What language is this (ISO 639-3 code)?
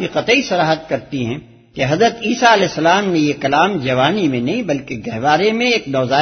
urd